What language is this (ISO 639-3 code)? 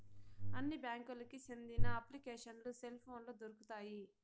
tel